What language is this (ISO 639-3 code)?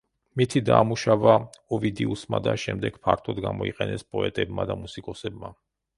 kat